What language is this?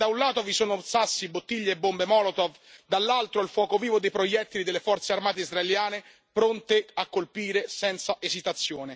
Italian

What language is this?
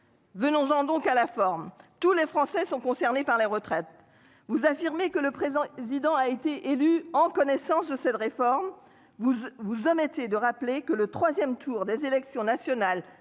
French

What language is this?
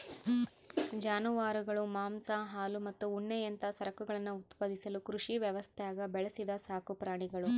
Kannada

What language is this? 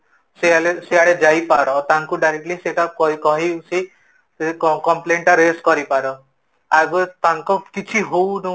Odia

